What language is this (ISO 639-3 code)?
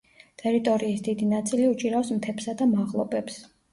kat